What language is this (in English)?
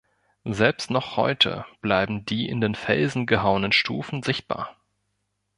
German